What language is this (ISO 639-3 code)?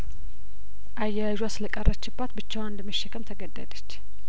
amh